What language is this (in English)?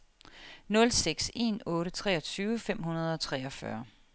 Danish